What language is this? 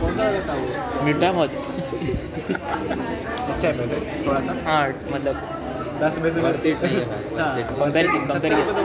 Hindi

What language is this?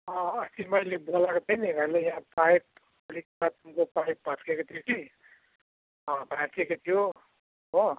Nepali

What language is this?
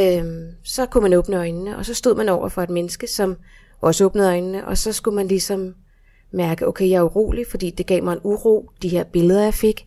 Danish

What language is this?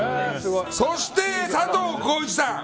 Japanese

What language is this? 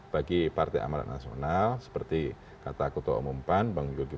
Indonesian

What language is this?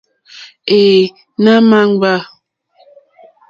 Mokpwe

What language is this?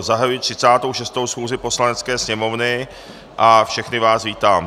Czech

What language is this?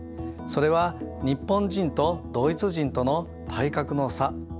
Japanese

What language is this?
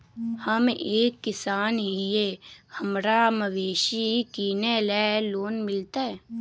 Magahi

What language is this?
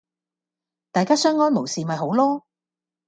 Cantonese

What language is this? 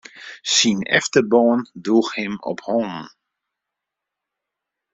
Western Frisian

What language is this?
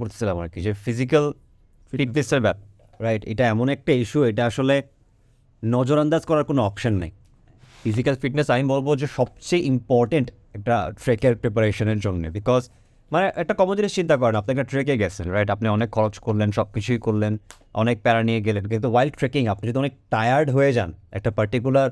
Bangla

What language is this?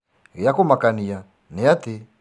Kikuyu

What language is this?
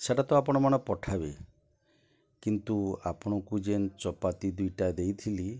Odia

